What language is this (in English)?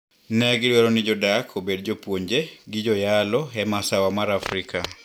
Luo (Kenya and Tanzania)